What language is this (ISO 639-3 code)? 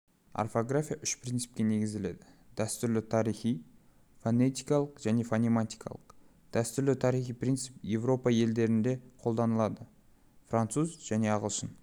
kaz